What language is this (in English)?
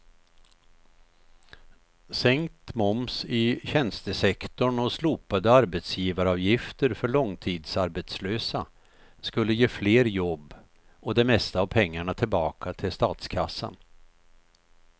Swedish